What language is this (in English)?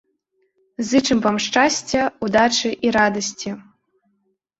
Belarusian